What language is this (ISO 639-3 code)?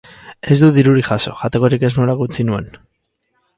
eus